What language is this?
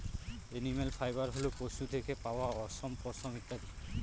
Bangla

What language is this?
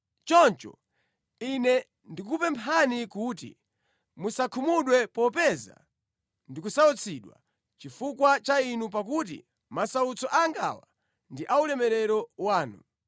Nyanja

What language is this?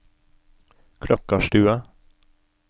Norwegian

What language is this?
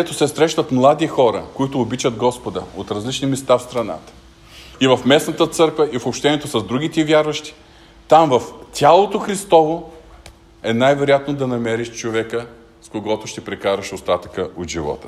Bulgarian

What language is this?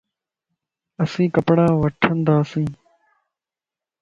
Lasi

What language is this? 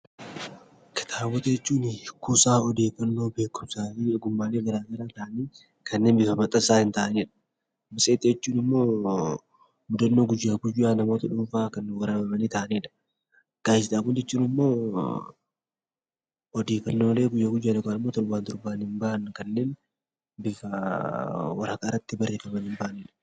Oromo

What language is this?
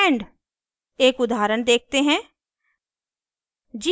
Hindi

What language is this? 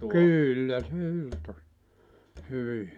Finnish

